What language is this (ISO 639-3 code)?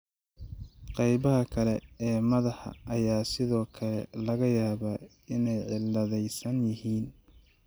som